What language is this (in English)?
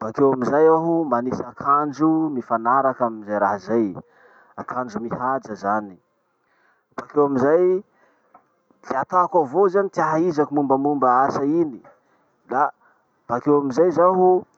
Masikoro Malagasy